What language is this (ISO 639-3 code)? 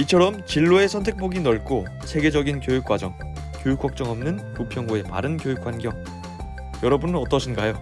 kor